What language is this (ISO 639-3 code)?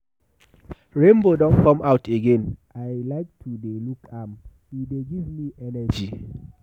pcm